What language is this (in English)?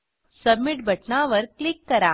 Marathi